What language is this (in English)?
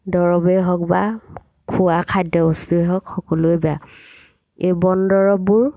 Assamese